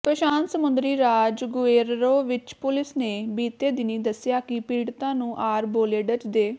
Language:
Punjabi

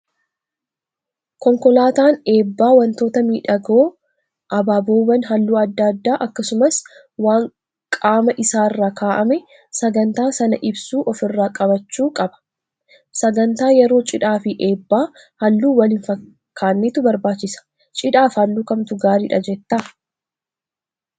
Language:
Oromo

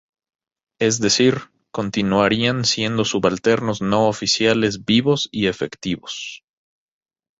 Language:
Spanish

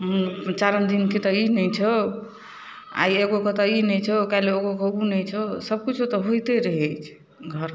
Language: Maithili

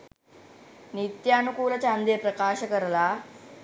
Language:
Sinhala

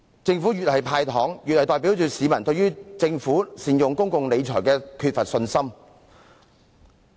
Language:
Cantonese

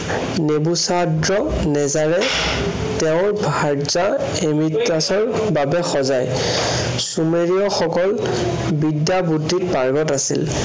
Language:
Assamese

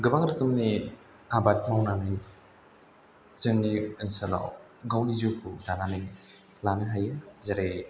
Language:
Bodo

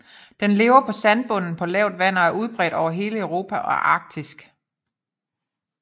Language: Danish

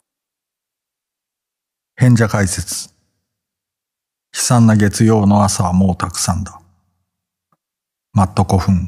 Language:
Japanese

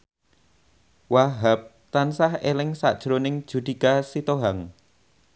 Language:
Javanese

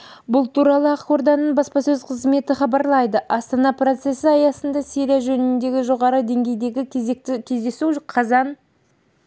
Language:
Kazakh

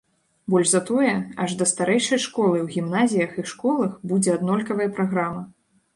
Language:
Belarusian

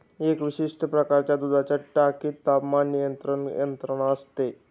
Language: Marathi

